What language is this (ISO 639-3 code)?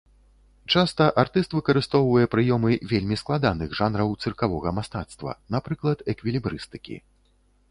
bel